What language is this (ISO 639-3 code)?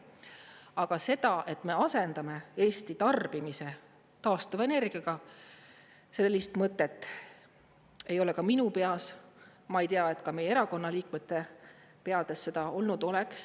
est